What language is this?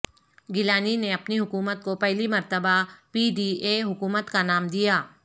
Urdu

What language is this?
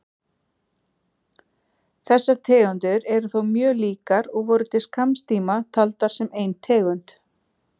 Icelandic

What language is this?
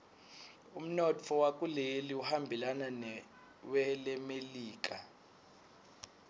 Swati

